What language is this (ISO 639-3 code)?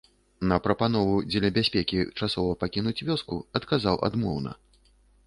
bel